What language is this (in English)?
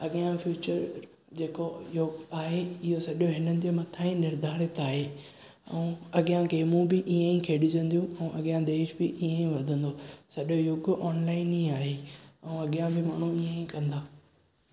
Sindhi